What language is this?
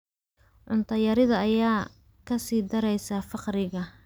Somali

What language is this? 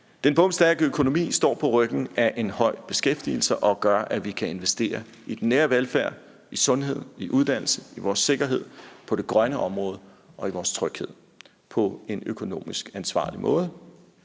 Danish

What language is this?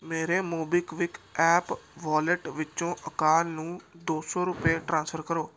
Punjabi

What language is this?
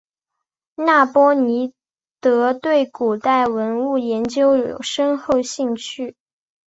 Chinese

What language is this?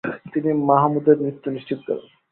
Bangla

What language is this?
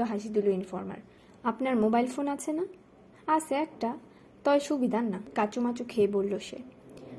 Bangla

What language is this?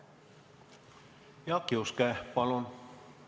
Estonian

